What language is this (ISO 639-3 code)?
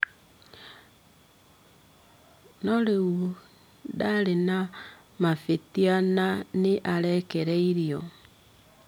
kik